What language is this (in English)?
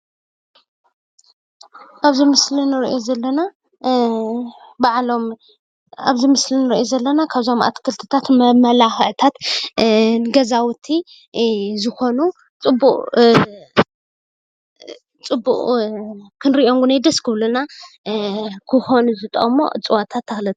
Tigrinya